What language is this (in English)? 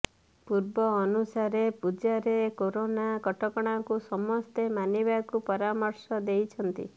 Odia